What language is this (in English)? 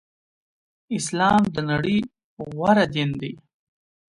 Pashto